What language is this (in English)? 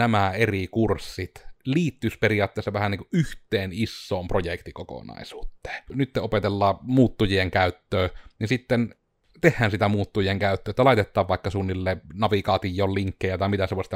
Finnish